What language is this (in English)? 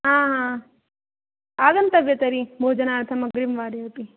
Sanskrit